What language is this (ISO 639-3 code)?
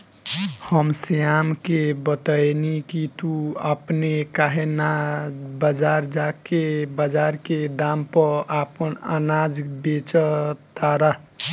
bho